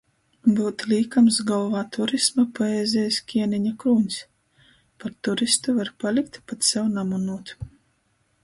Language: Latgalian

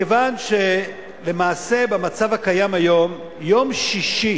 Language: Hebrew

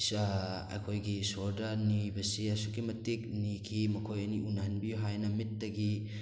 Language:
Manipuri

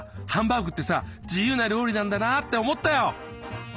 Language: Japanese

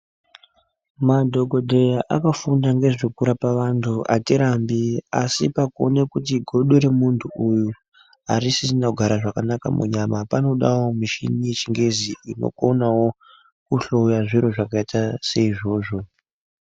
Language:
Ndau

